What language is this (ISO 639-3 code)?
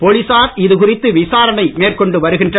tam